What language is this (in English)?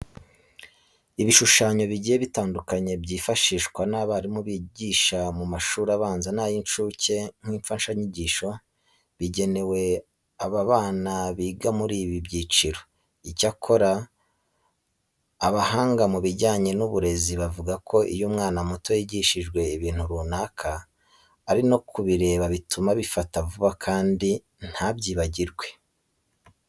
Kinyarwanda